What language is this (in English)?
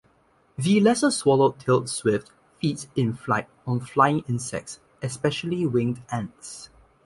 English